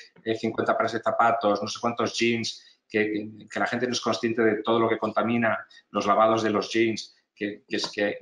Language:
Spanish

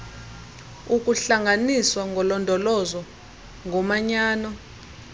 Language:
Xhosa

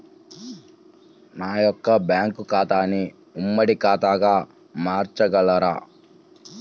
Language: Telugu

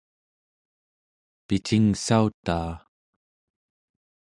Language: Central Yupik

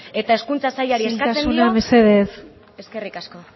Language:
Basque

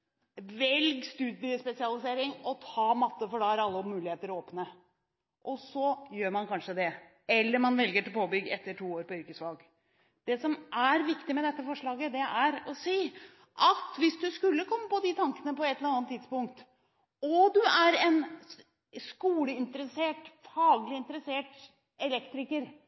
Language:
Norwegian Bokmål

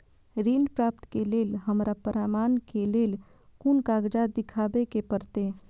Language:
Maithili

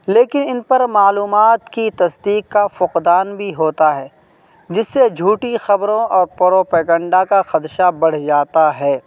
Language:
Urdu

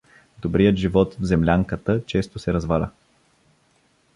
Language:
Bulgarian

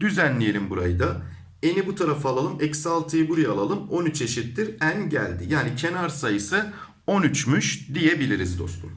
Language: Turkish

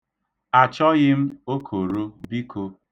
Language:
Igbo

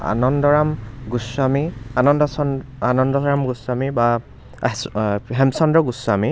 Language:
Assamese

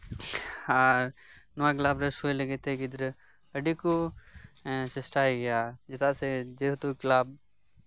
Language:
Santali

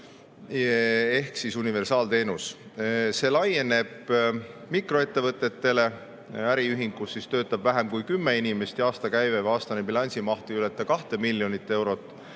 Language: Estonian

